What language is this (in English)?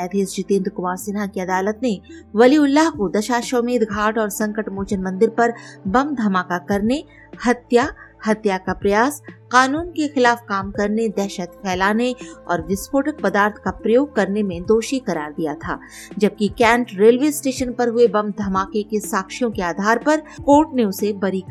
Hindi